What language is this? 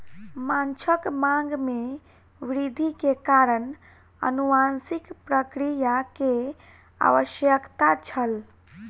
Maithili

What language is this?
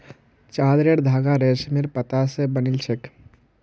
Magahi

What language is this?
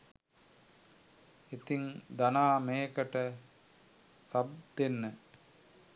Sinhala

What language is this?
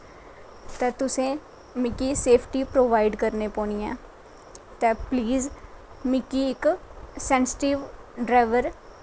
Dogri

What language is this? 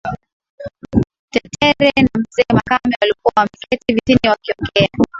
Swahili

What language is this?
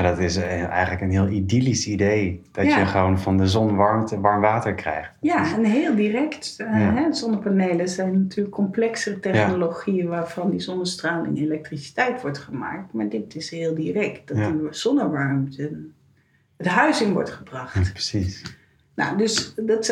Dutch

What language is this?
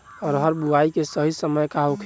Bhojpuri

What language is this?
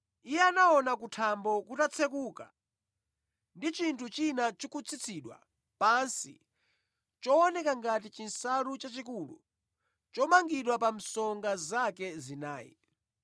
Nyanja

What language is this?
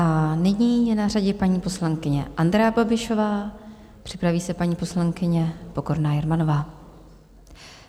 Czech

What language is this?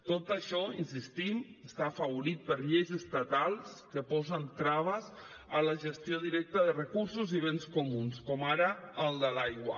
Catalan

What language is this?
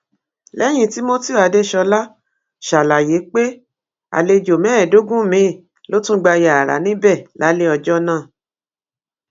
Yoruba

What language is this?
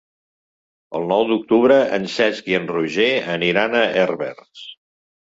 Catalan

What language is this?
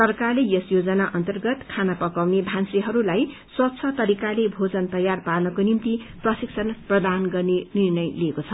Nepali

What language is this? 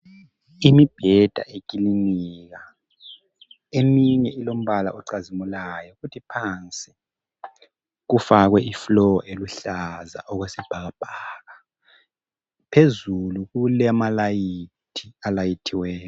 North Ndebele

